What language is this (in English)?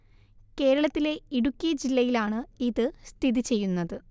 Malayalam